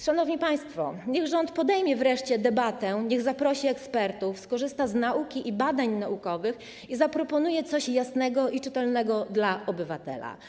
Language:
Polish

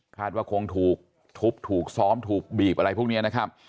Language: Thai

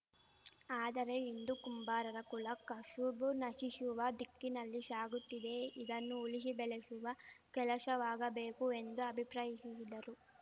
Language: Kannada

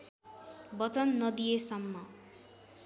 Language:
Nepali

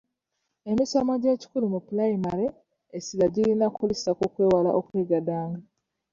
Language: Ganda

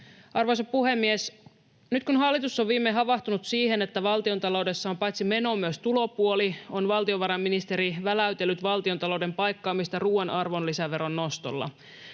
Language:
Finnish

